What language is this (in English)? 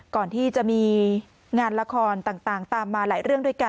Thai